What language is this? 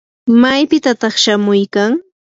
Yanahuanca Pasco Quechua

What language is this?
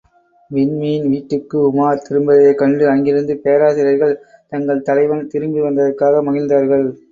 Tamil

